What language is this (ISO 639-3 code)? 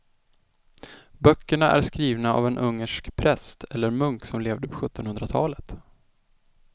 swe